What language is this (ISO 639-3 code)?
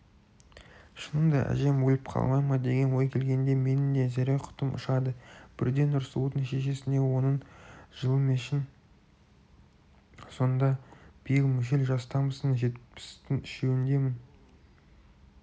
kaz